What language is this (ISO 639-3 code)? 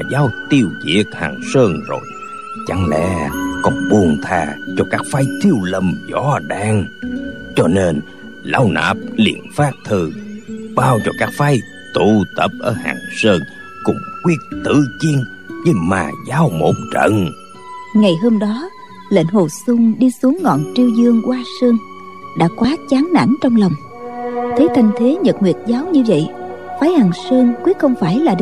vie